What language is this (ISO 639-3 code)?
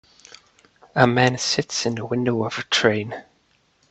eng